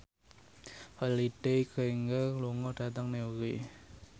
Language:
Javanese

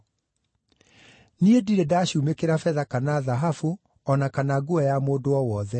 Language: Kikuyu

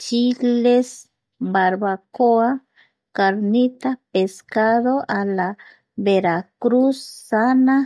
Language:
Eastern Bolivian Guaraní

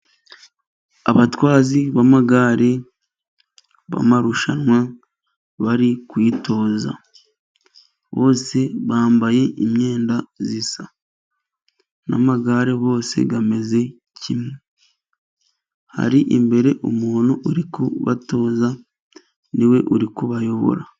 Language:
Kinyarwanda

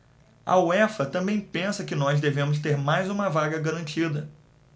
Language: Portuguese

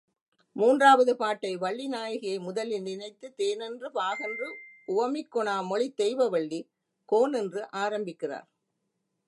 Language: Tamil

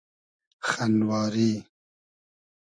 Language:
Hazaragi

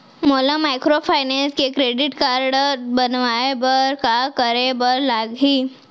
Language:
Chhattisgarhi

